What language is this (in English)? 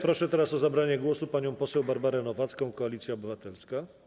Polish